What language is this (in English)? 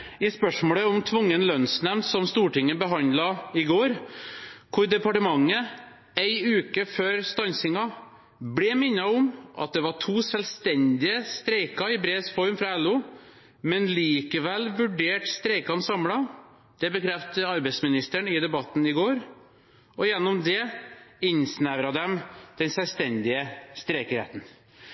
Norwegian Bokmål